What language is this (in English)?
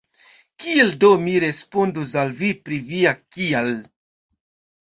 Esperanto